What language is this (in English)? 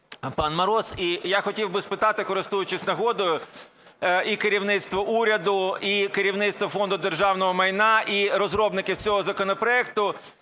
Ukrainian